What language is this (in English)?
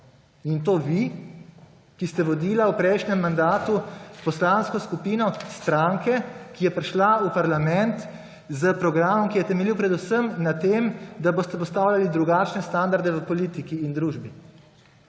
Slovenian